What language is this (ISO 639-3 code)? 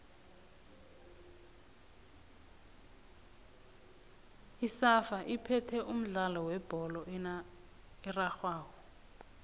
nbl